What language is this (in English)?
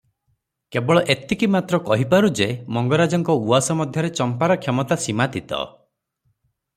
Odia